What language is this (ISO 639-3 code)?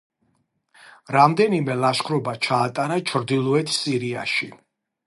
kat